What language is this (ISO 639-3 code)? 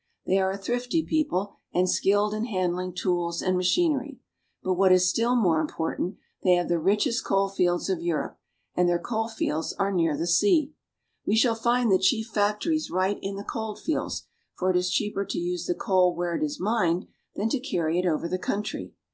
eng